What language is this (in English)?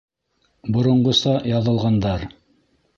Bashkir